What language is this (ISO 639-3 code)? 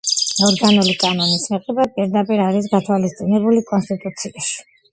kat